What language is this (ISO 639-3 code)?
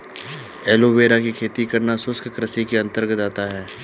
hin